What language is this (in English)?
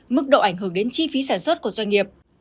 Vietnamese